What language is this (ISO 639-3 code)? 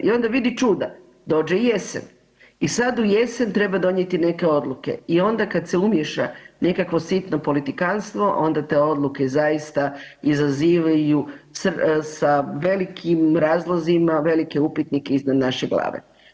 hrv